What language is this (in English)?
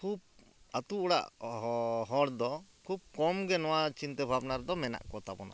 Santali